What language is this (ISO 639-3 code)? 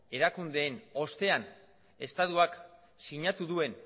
eus